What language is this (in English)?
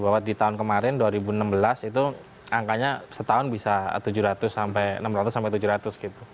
Indonesian